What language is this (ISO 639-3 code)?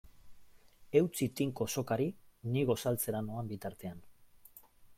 eus